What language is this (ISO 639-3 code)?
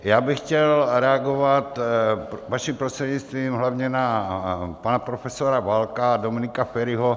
ces